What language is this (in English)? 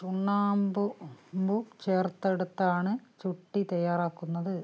Malayalam